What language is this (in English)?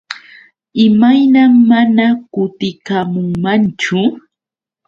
Yauyos Quechua